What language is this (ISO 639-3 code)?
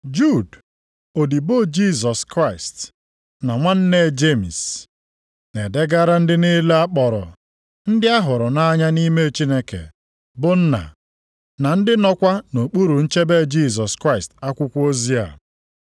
ibo